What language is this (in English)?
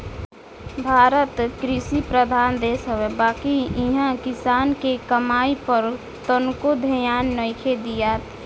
Bhojpuri